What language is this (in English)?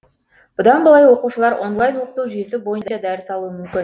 Kazakh